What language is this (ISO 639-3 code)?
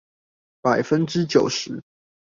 zho